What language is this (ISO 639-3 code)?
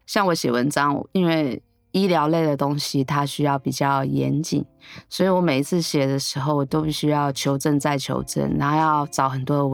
zho